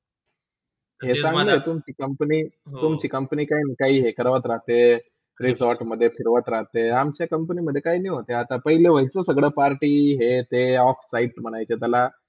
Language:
Marathi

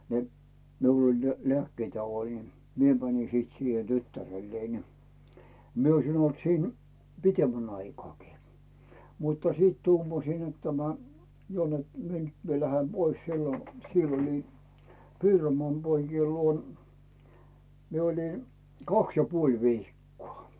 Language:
Finnish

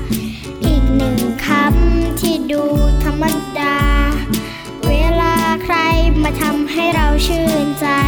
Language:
Thai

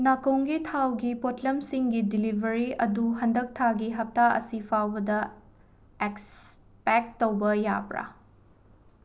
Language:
Manipuri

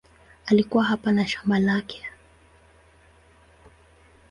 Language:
Swahili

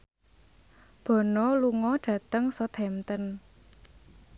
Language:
Javanese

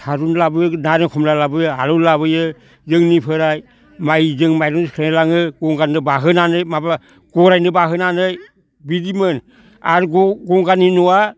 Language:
Bodo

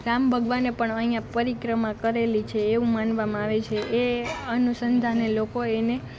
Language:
Gujarati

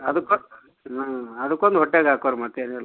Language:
Kannada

